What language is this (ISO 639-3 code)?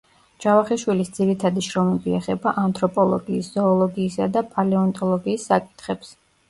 kat